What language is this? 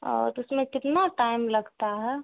Urdu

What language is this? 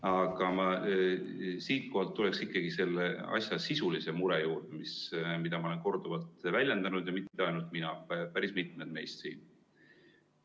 Estonian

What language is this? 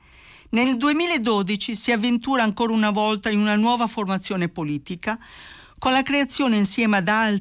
Italian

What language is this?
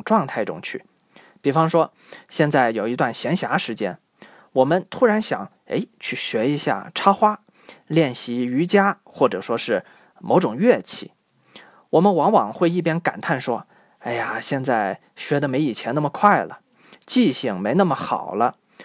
Chinese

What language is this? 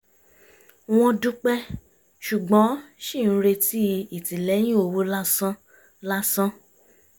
Yoruba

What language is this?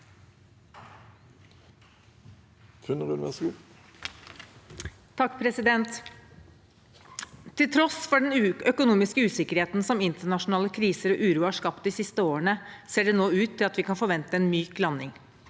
Norwegian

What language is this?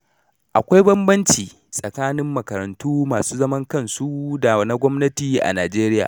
Hausa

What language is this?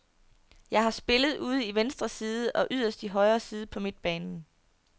Danish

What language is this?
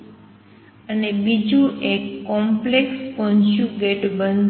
Gujarati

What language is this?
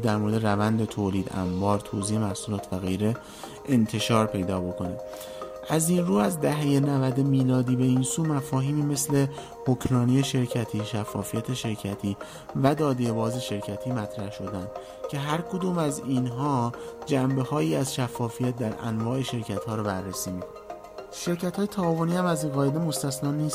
Persian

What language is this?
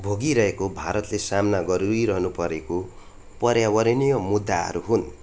Nepali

